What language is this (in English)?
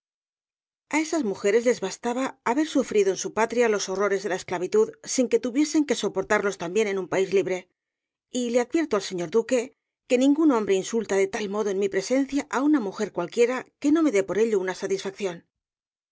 Spanish